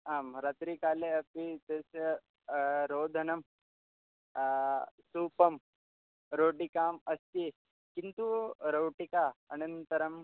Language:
Sanskrit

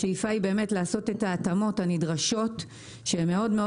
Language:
Hebrew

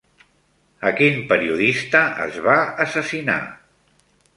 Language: Catalan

